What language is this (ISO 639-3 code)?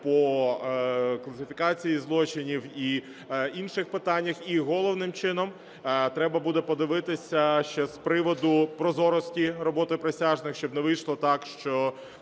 ukr